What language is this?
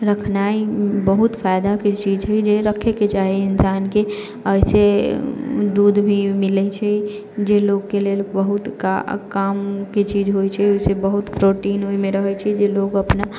Maithili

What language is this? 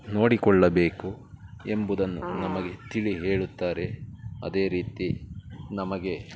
Kannada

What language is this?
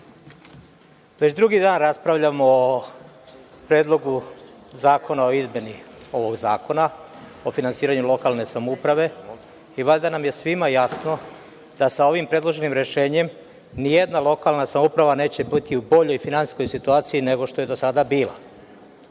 Serbian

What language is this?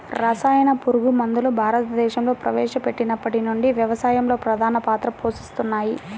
Telugu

